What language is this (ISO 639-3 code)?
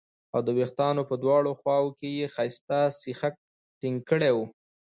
pus